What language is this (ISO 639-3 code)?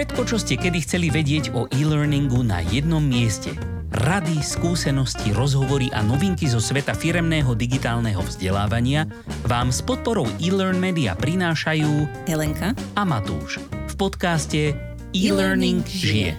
slk